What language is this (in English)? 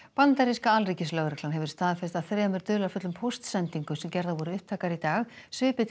Icelandic